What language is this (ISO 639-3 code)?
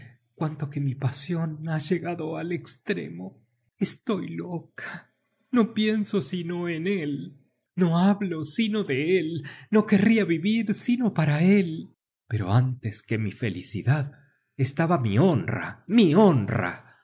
spa